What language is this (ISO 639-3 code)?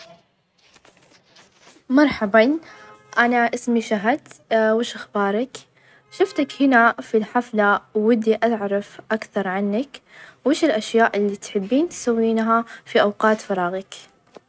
ars